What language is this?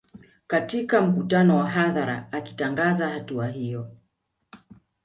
Swahili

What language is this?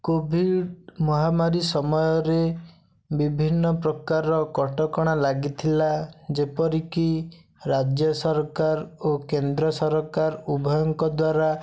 Odia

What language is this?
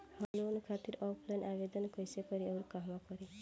Bhojpuri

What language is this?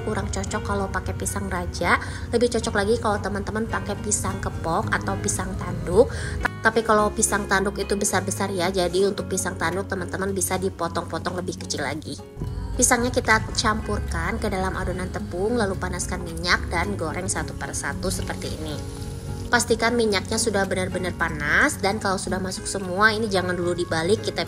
Indonesian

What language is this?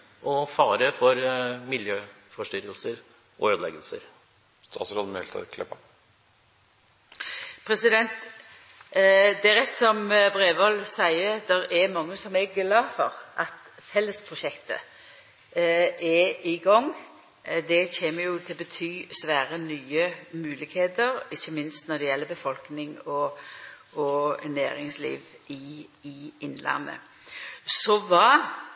Norwegian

